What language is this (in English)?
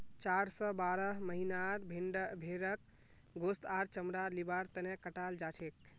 Magahi